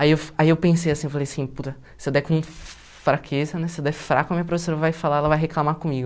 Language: Portuguese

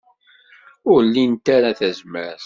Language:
Kabyle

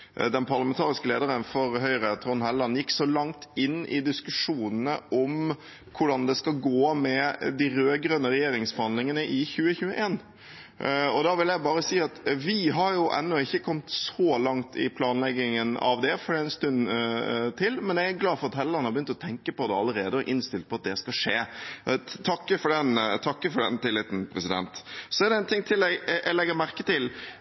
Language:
Norwegian Bokmål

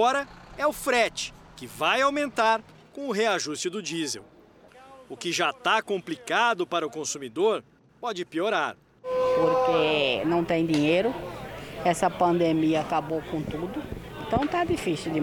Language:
Portuguese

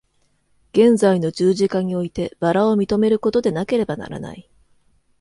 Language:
Japanese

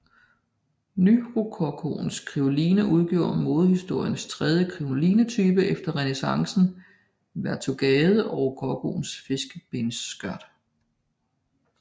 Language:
Danish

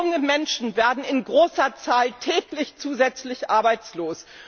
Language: German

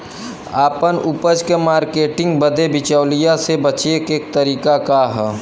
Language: Bhojpuri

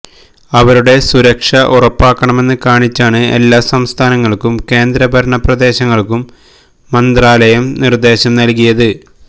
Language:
Malayalam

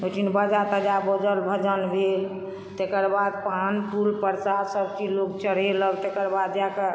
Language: Maithili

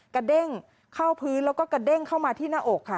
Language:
Thai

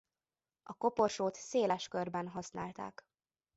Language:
Hungarian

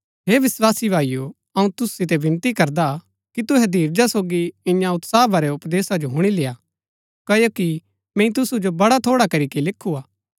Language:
Gaddi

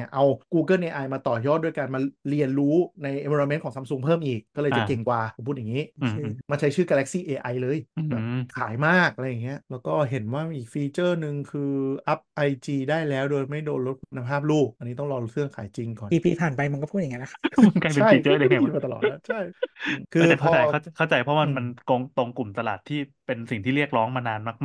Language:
Thai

